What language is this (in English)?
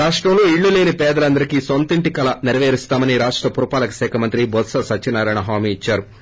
Telugu